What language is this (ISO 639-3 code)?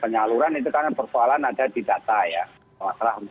ind